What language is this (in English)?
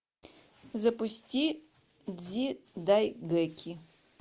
Russian